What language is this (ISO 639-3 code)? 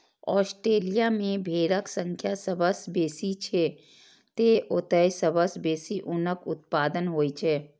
mai